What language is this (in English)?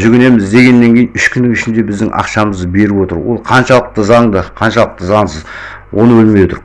Kazakh